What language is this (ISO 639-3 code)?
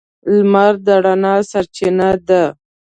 pus